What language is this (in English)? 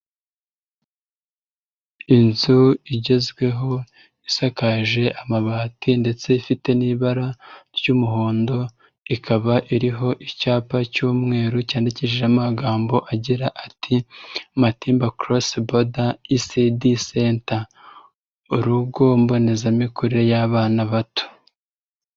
Kinyarwanda